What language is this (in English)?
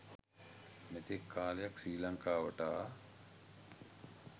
Sinhala